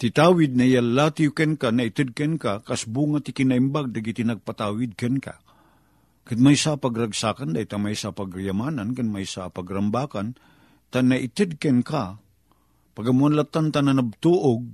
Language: Filipino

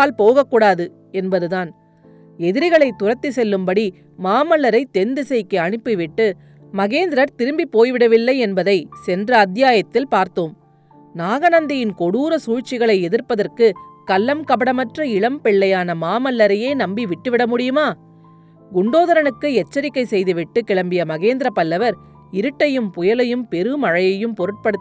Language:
Tamil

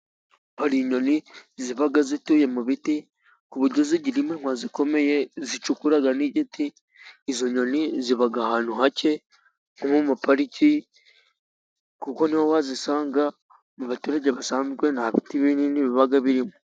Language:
Kinyarwanda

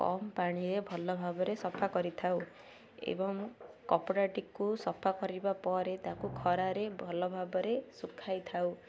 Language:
Odia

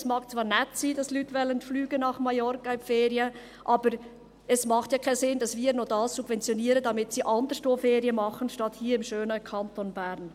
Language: Swiss German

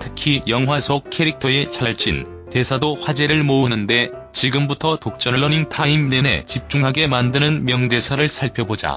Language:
Korean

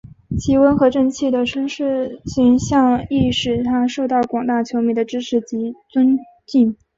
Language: Chinese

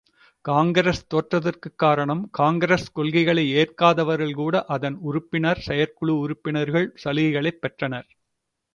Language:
Tamil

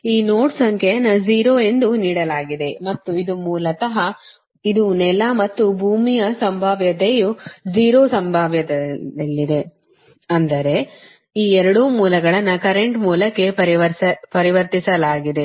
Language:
Kannada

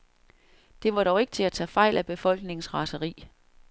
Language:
Danish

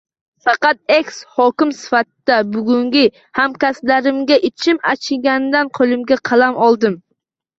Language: Uzbek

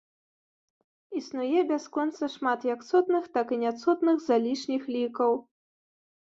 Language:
Belarusian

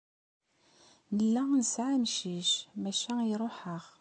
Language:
Kabyle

